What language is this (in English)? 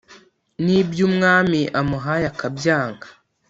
Kinyarwanda